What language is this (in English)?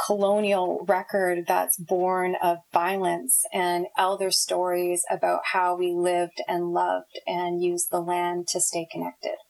English